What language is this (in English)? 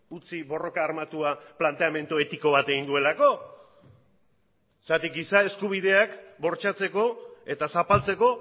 Basque